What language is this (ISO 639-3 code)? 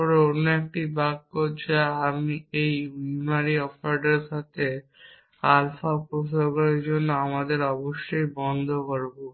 ben